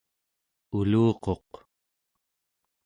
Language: Central Yupik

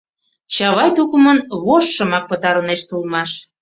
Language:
Mari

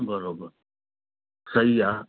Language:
Sindhi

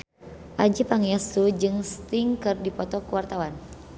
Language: Sundanese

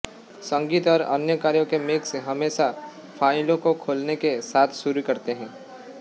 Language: Hindi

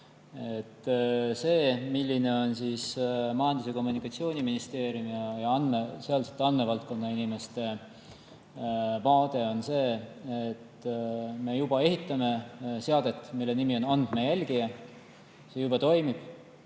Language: Estonian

